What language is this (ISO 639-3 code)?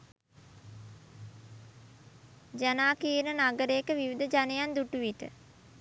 sin